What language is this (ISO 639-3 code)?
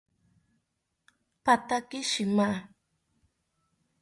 cpy